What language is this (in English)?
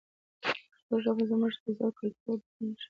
Pashto